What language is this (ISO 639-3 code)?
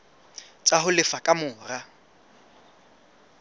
sot